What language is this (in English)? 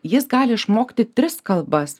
Lithuanian